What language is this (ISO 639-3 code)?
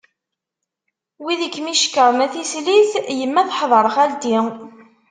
kab